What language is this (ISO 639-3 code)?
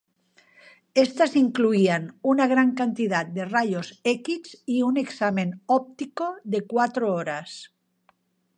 spa